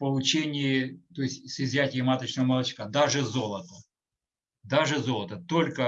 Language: Russian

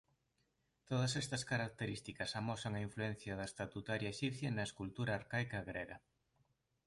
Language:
Galician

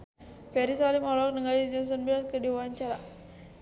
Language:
Sundanese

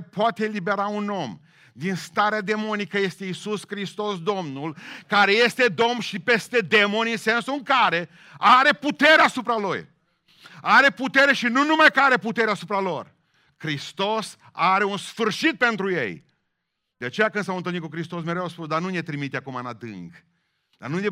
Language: Romanian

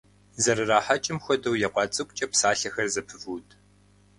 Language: Kabardian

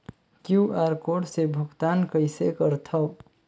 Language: Chhattisgarhi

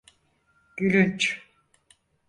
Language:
Turkish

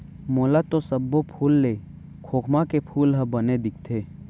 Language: Chhattisgarhi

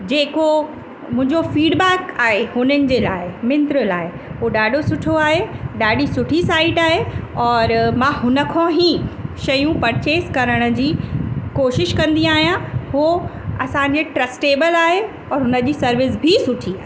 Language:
Sindhi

